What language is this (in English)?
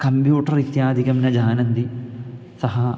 Sanskrit